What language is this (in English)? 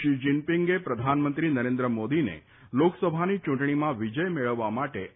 Gujarati